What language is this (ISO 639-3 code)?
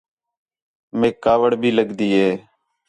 xhe